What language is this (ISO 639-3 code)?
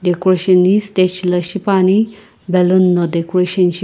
nsm